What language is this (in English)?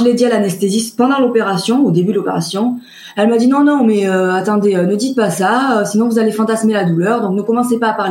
French